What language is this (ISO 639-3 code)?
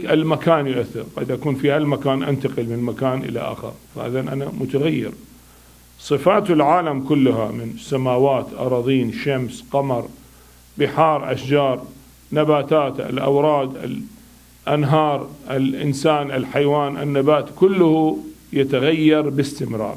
ara